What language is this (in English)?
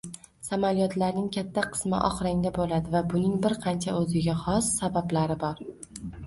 Uzbek